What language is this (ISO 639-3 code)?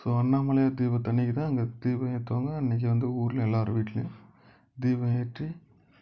tam